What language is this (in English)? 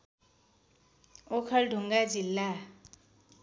Nepali